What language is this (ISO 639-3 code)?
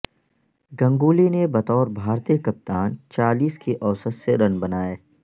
urd